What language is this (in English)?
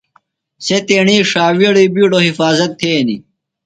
Phalura